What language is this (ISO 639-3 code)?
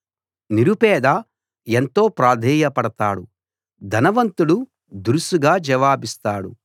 tel